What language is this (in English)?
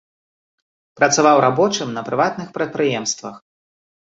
Belarusian